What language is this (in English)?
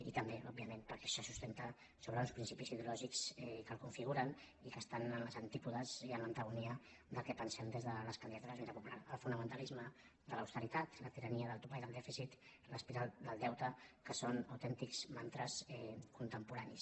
Catalan